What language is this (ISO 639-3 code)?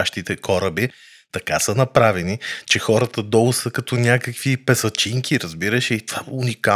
bul